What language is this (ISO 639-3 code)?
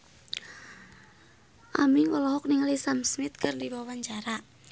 sun